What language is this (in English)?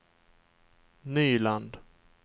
Swedish